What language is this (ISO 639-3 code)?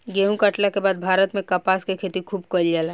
bho